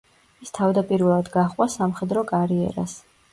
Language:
Georgian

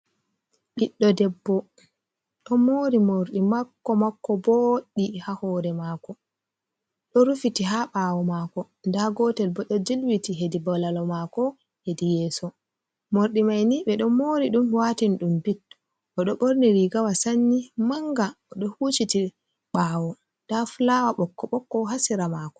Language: Fula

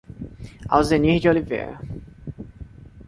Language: Portuguese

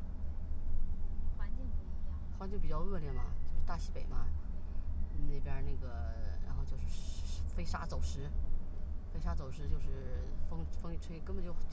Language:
Chinese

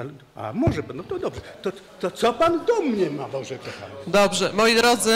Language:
Polish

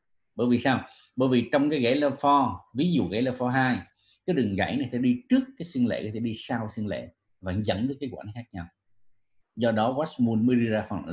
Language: Vietnamese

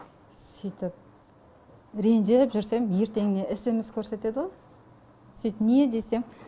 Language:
Kazakh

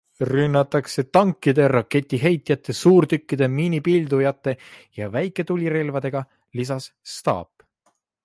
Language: Estonian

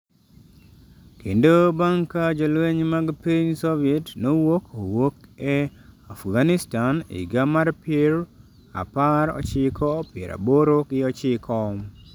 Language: Luo (Kenya and Tanzania)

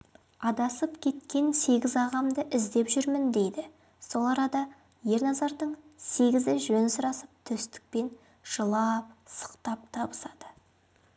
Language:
Kazakh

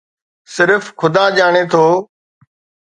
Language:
Sindhi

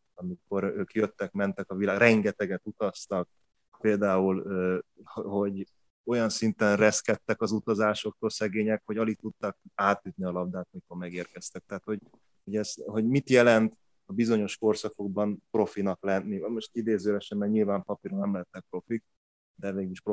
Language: Hungarian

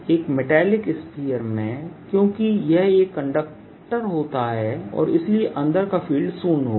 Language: Hindi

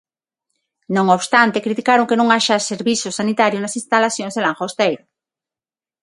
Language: Galician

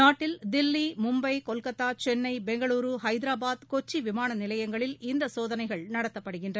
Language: Tamil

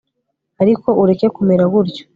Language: Kinyarwanda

